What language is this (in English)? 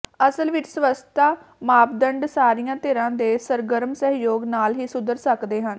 Punjabi